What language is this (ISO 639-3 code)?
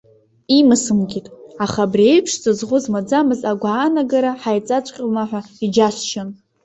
abk